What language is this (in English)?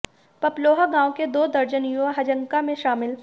Hindi